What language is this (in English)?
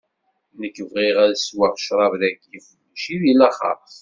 Kabyle